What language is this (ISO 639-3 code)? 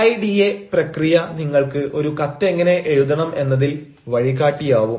mal